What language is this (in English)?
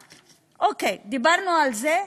Hebrew